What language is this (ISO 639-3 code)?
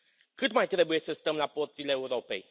ron